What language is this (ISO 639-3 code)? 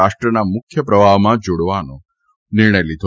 guj